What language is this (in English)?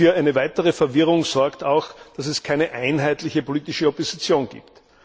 German